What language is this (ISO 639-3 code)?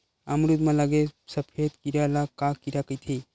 hne